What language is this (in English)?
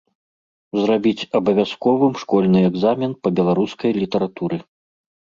Belarusian